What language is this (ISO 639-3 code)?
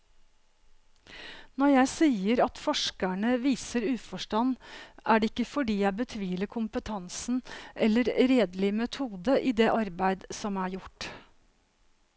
nor